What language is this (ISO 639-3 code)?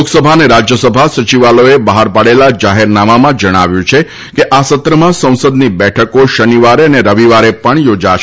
guj